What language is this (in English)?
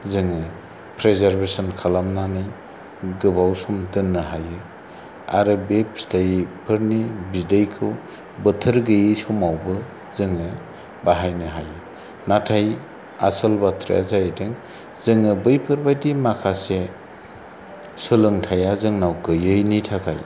Bodo